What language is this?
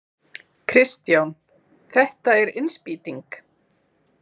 Icelandic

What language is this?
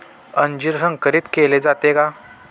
Marathi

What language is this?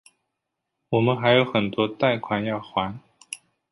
Chinese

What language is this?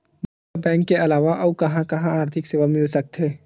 Chhattisgarhi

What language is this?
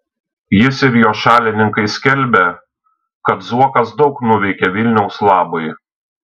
Lithuanian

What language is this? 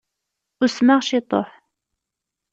Kabyle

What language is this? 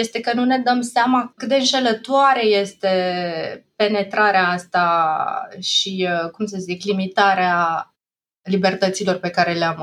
Romanian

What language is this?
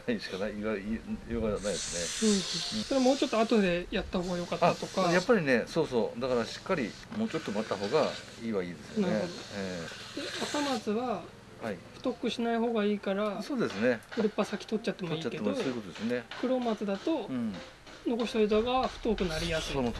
Japanese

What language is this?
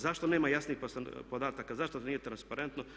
Croatian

